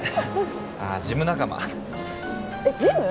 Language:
Japanese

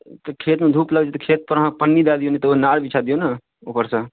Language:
Maithili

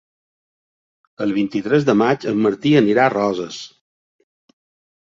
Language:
Catalan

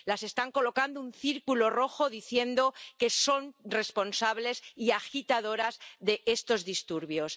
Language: Spanish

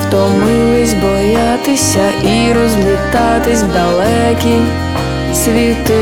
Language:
Ukrainian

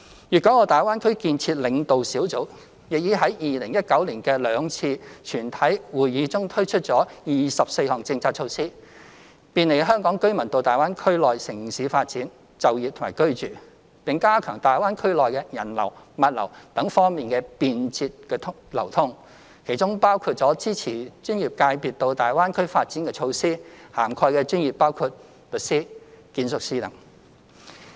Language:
Cantonese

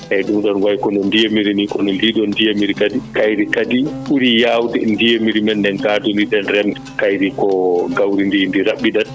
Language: Fula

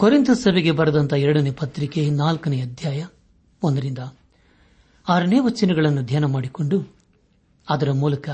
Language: Kannada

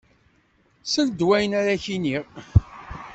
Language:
Kabyle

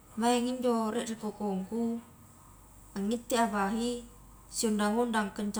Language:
Highland Konjo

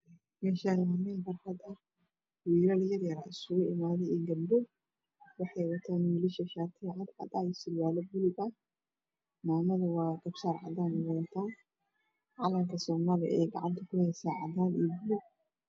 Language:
Somali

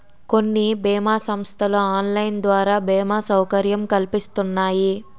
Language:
Telugu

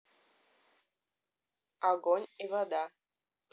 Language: Russian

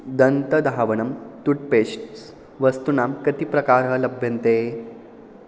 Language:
Sanskrit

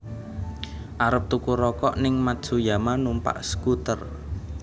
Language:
Javanese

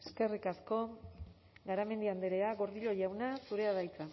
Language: Basque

